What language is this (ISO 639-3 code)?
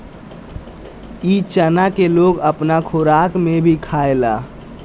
bho